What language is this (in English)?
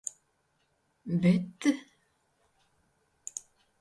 Latvian